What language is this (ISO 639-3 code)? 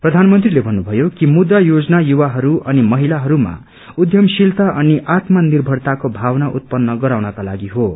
nep